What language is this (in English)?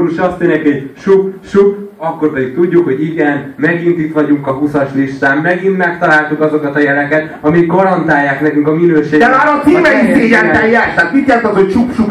Hungarian